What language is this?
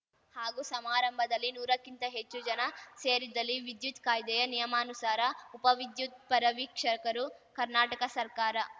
Kannada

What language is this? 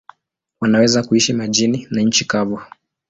Swahili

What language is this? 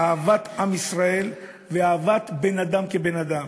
Hebrew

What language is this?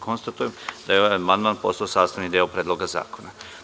Serbian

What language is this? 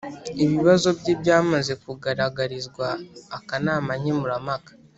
Kinyarwanda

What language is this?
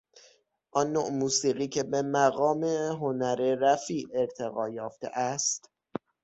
Persian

